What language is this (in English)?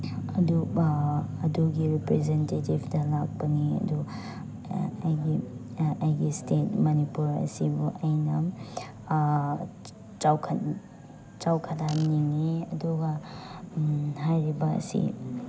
Manipuri